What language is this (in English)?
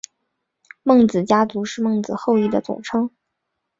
Chinese